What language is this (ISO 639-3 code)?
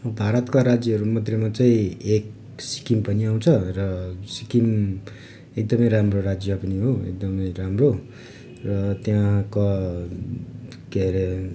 nep